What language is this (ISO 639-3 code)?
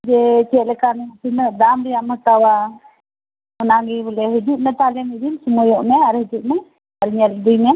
sat